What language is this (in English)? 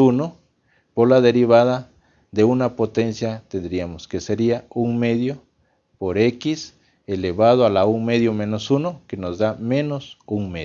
Spanish